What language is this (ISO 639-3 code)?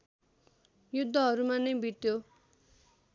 nep